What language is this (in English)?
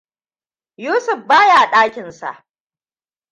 Hausa